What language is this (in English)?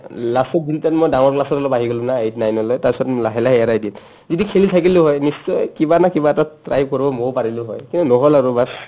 Assamese